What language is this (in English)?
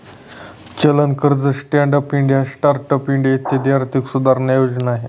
Marathi